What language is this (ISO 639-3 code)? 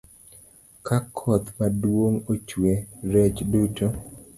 luo